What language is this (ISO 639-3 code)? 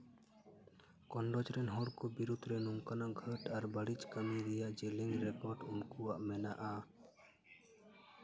sat